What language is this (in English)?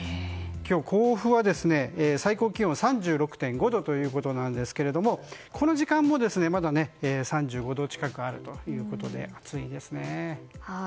Japanese